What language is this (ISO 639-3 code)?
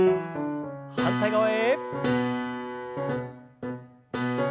jpn